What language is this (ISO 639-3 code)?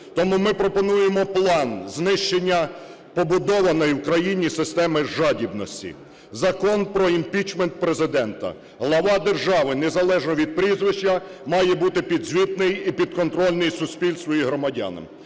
ukr